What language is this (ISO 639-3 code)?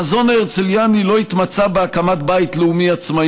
heb